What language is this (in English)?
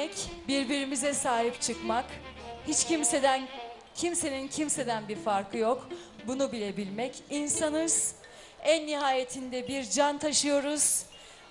Turkish